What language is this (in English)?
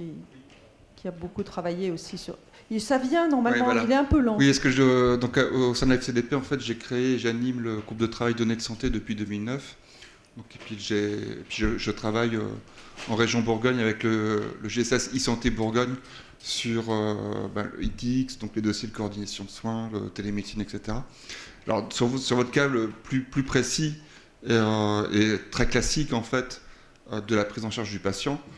French